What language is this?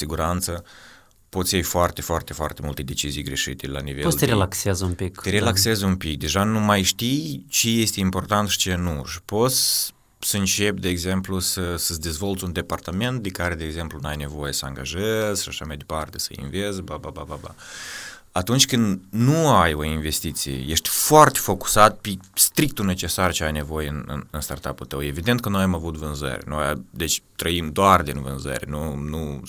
Romanian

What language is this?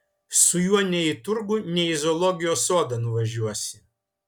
Lithuanian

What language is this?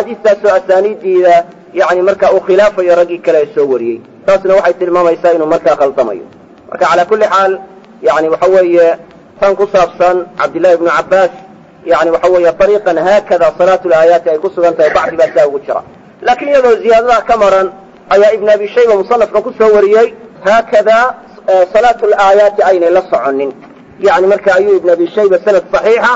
Arabic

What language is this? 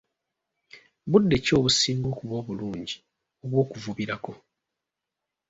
Ganda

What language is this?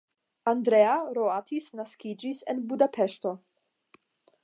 Esperanto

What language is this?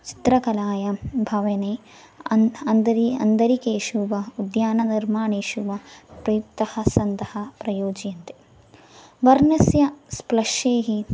Sanskrit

